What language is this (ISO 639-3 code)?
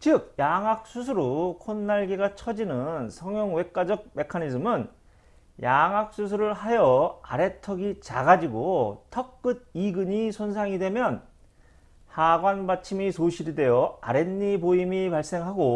kor